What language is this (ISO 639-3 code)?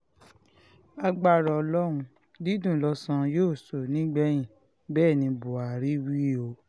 yor